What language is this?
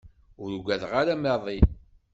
Kabyle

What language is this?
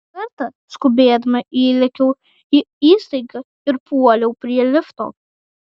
Lithuanian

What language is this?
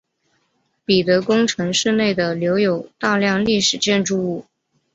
Chinese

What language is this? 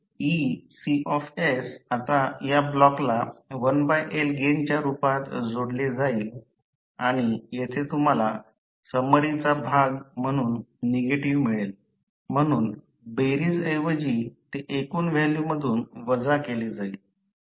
Marathi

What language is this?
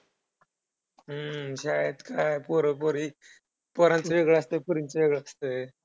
Marathi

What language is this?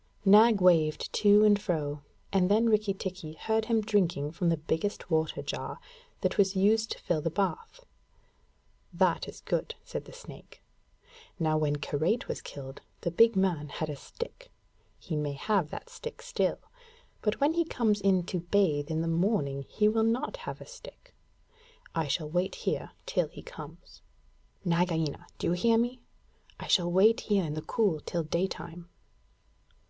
English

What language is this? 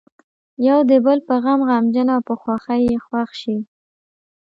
Pashto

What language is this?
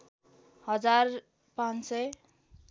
Nepali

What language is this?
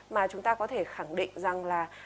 Vietnamese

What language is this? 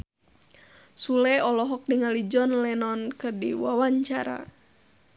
Sundanese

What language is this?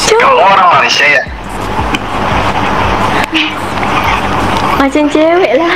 Indonesian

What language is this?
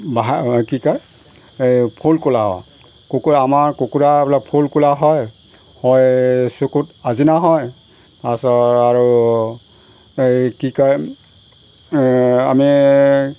Assamese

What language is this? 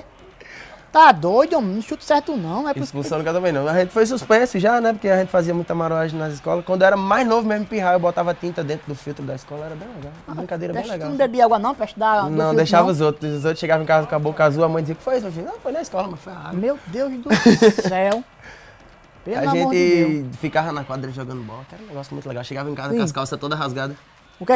Portuguese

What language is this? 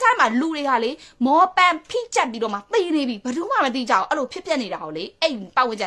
Thai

